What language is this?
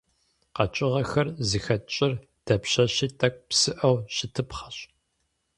Kabardian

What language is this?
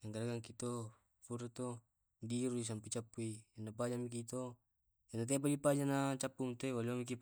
Tae'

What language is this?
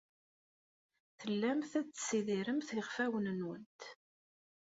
Kabyle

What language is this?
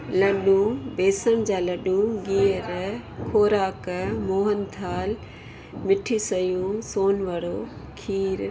Sindhi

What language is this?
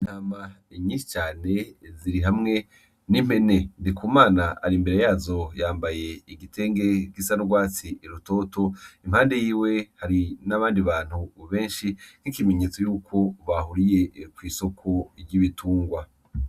Rundi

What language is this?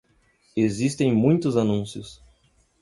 Portuguese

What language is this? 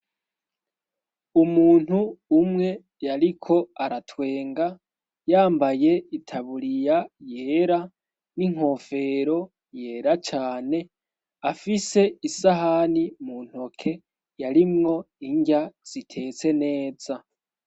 Rundi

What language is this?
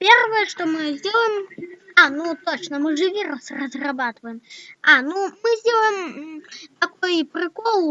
Russian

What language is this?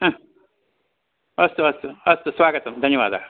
Sanskrit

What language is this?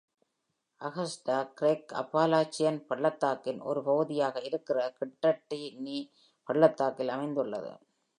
Tamil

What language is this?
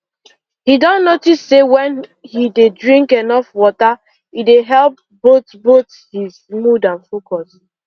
Nigerian Pidgin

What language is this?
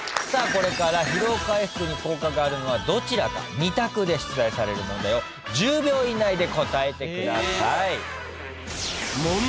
Japanese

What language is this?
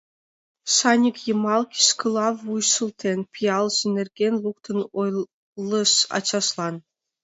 Mari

